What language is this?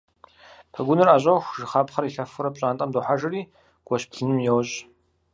Kabardian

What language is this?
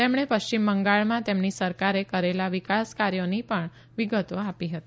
Gujarati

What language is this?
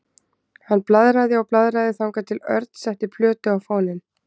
Icelandic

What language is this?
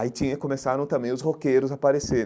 Portuguese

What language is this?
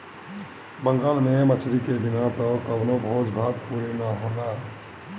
Bhojpuri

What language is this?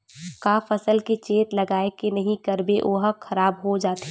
Chhattisgarhi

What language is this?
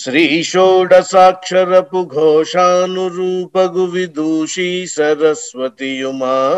Romanian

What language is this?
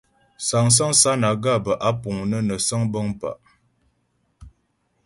Ghomala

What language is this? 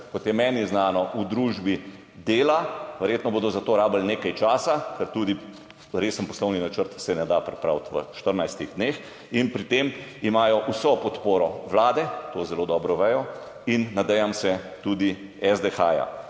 Slovenian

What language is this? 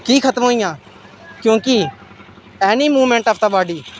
Dogri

